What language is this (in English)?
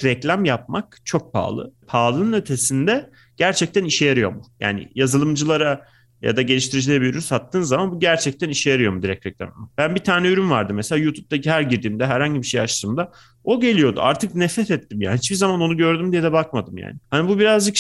Turkish